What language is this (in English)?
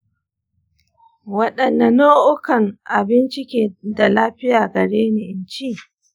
Hausa